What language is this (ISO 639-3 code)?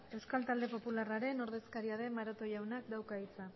eus